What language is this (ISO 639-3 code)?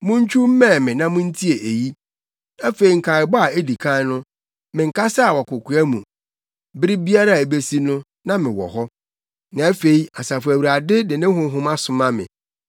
aka